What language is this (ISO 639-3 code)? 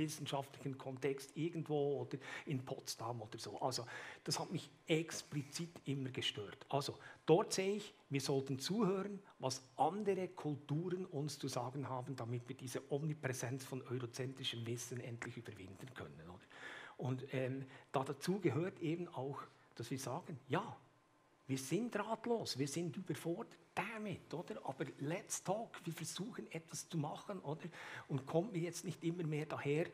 deu